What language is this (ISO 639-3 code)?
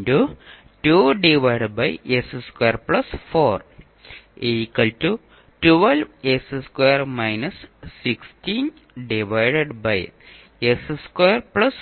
mal